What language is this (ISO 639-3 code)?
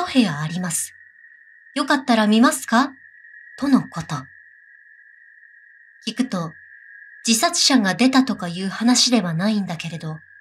jpn